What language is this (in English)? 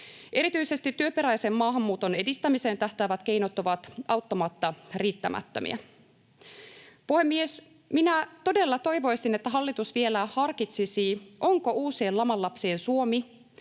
Finnish